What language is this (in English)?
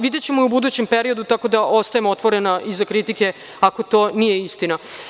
Serbian